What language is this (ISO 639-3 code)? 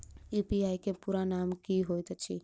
mai